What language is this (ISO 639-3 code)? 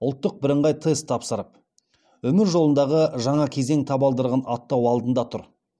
kaz